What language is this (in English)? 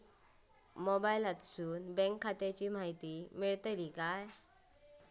Marathi